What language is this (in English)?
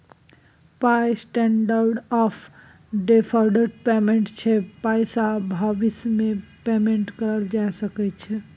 Maithili